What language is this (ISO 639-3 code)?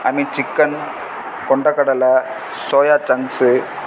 tam